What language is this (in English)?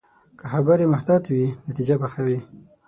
Pashto